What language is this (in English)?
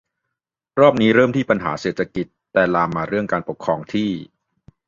Thai